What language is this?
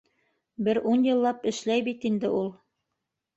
Bashkir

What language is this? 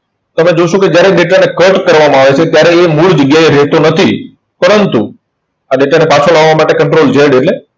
Gujarati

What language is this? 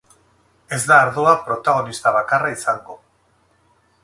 Basque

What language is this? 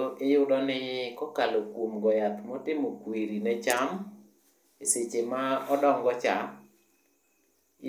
Luo (Kenya and Tanzania)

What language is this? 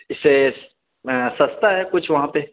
Urdu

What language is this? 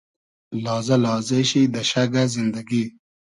Hazaragi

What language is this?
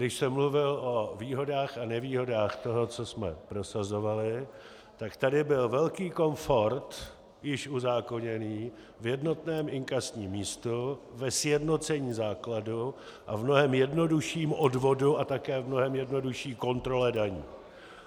Czech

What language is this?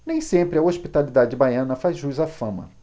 Portuguese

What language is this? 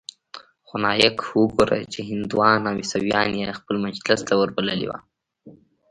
Pashto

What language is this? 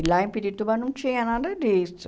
Portuguese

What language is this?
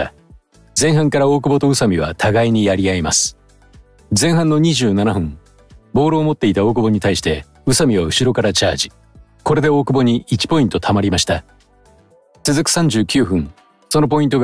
Japanese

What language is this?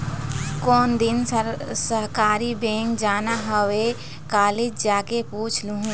Chhattisgarhi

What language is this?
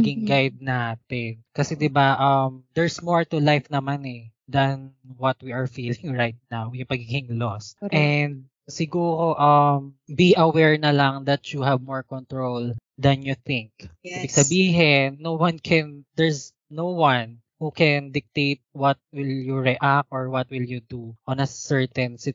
Filipino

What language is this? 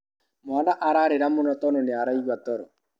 Kikuyu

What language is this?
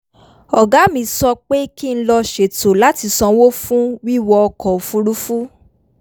Yoruba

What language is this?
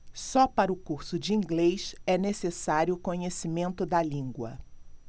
Portuguese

